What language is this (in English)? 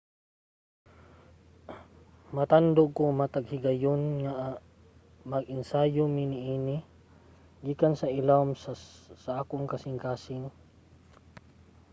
Cebuano